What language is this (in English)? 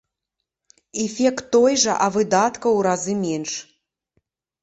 Belarusian